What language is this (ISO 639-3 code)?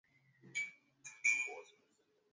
swa